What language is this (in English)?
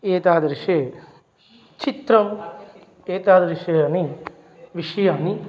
Sanskrit